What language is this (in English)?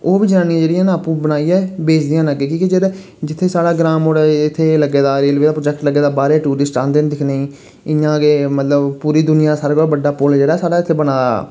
Dogri